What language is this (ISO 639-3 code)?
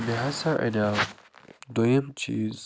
kas